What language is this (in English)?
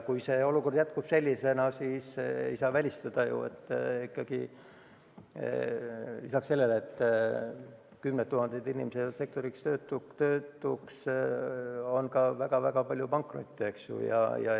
Estonian